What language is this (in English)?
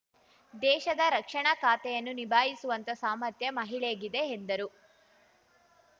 Kannada